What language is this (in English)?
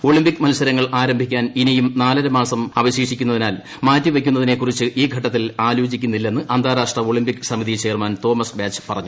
Malayalam